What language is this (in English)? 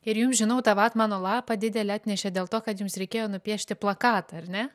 Lithuanian